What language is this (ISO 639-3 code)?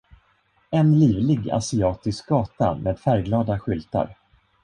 swe